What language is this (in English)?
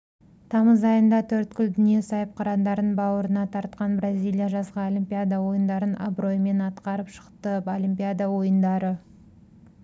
Kazakh